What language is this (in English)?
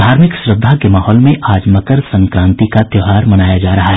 Hindi